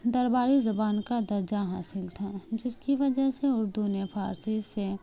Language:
Urdu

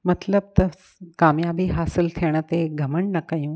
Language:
Sindhi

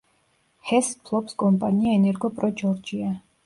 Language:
Georgian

